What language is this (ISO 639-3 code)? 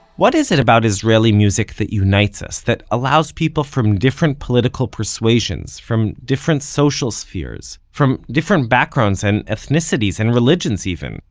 eng